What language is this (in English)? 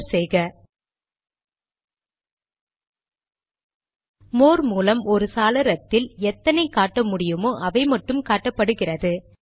Tamil